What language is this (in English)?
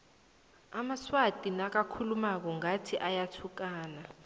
South Ndebele